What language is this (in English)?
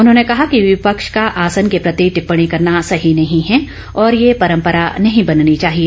Hindi